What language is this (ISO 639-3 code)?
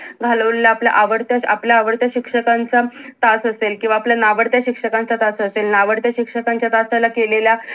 mar